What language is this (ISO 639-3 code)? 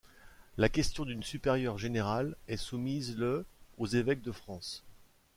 fra